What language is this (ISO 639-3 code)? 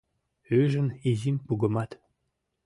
chm